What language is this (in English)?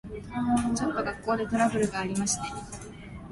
Japanese